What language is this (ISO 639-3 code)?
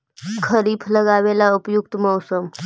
mag